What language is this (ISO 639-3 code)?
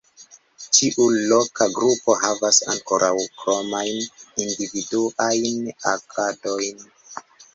epo